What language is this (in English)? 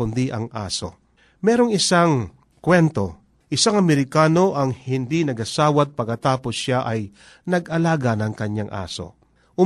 Filipino